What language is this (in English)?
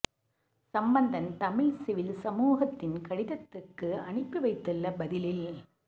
Tamil